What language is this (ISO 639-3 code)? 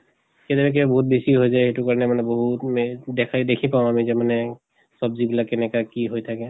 asm